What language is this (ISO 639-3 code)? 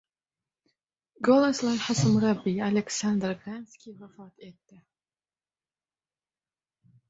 uzb